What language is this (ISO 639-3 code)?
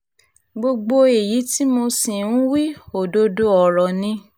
yor